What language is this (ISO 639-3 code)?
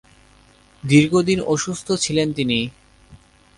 ben